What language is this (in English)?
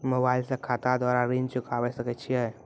Maithili